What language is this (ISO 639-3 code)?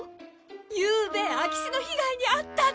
jpn